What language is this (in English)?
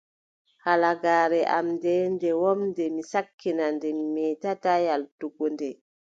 Adamawa Fulfulde